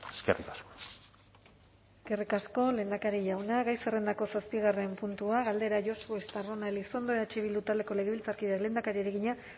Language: Basque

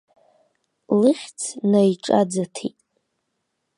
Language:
Abkhazian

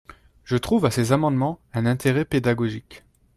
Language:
French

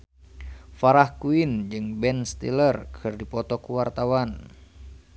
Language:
Sundanese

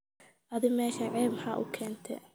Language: Somali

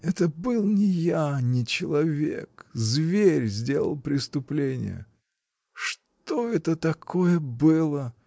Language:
Russian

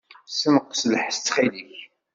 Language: Kabyle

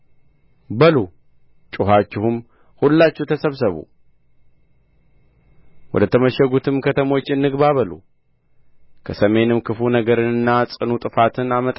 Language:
Amharic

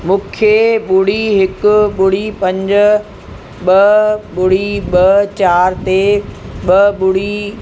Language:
Sindhi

